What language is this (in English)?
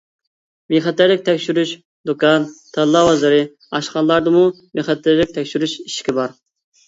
Uyghur